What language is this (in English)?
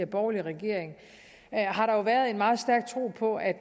Danish